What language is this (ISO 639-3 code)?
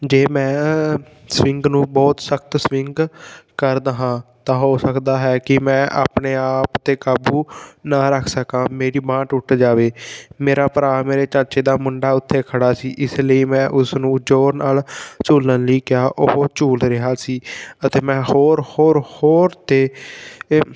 pan